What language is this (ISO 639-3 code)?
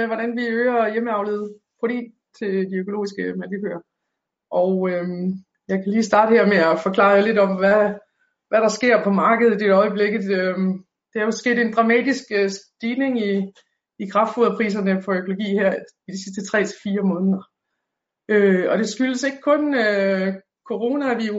dan